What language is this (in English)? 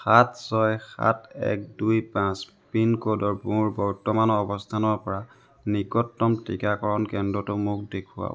Assamese